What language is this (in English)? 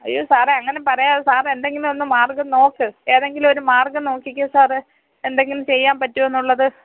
Malayalam